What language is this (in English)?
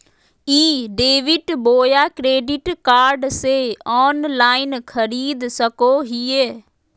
Magahi